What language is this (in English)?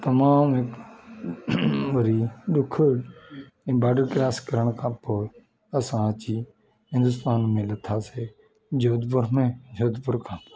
Sindhi